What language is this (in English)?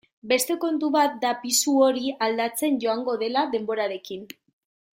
Basque